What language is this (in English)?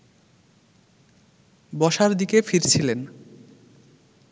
Bangla